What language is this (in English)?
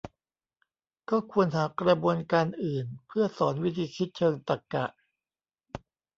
Thai